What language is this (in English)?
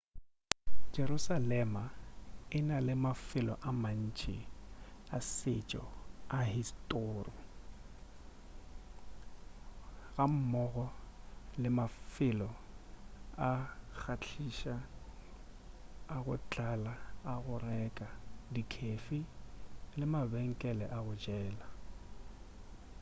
Northern Sotho